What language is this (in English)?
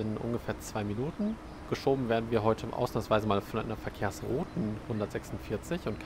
German